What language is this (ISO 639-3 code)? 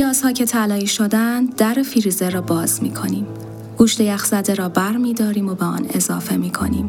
fas